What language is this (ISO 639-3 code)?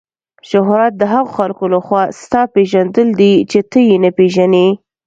pus